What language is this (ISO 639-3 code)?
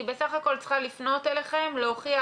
heb